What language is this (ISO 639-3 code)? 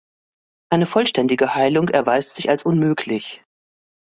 deu